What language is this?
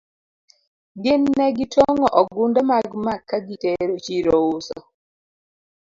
Luo (Kenya and Tanzania)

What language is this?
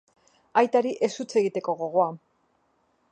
Basque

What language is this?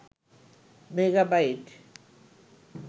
Bangla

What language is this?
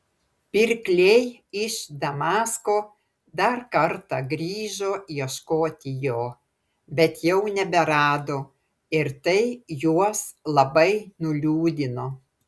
Lithuanian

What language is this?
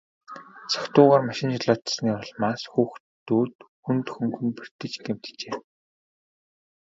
Mongolian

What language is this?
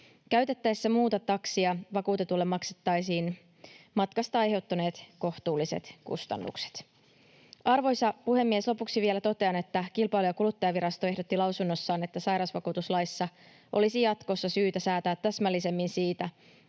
Finnish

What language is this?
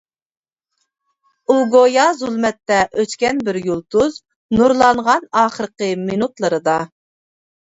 Uyghur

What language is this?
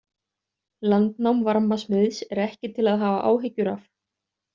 Icelandic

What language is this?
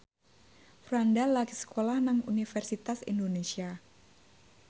Javanese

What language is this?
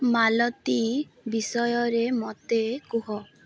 Odia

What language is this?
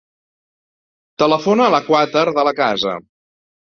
Catalan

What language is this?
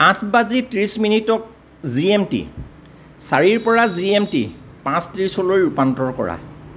Assamese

